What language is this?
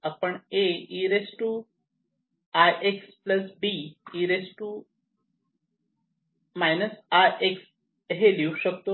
Marathi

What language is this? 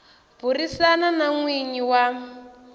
Tsonga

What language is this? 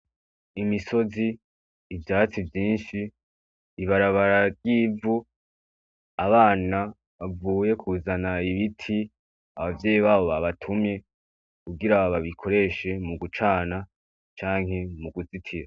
Rundi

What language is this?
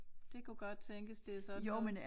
Danish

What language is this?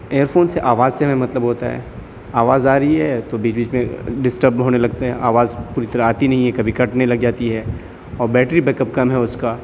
Urdu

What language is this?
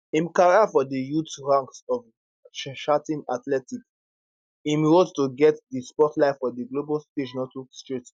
Nigerian Pidgin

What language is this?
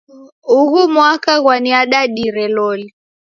Taita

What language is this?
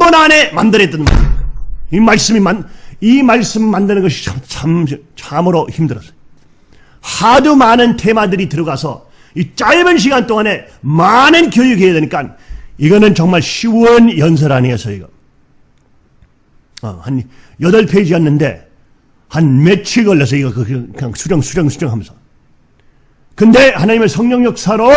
Korean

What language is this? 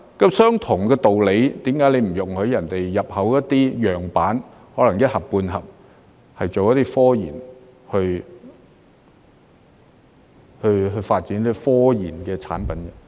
Cantonese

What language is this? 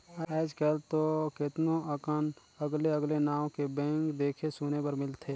Chhattisgarhi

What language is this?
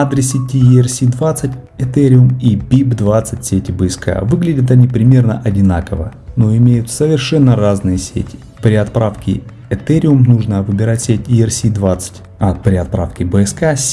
Russian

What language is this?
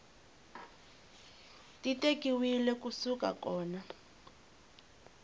Tsonga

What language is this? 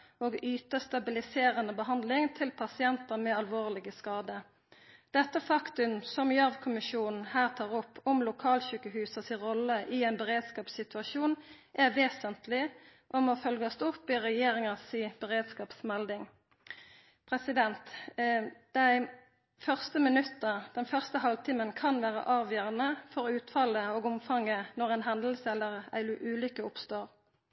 Norwegian Nynorsk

